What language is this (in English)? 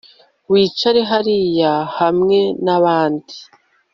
Kinyarwanda